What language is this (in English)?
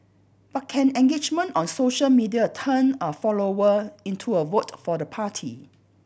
English